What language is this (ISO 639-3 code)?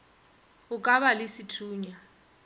nso